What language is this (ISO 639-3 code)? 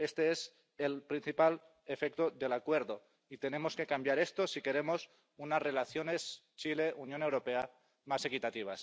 spa